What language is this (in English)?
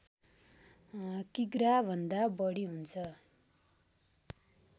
Nepali